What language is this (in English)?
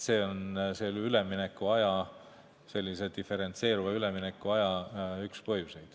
Estonian